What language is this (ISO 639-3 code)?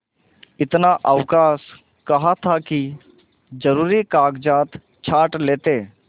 hin